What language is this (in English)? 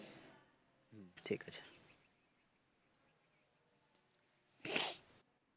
Bangla